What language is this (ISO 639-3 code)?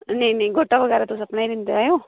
doi